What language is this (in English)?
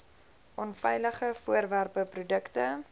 Afrikaans